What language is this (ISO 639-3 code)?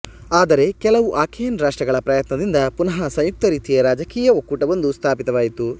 kan